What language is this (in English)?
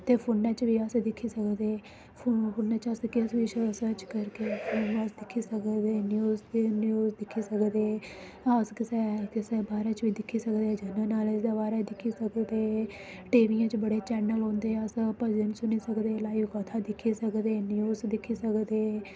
Dogri